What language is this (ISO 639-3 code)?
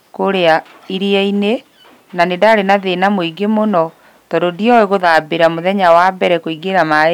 kik